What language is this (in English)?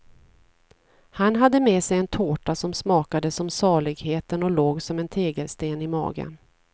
Swedish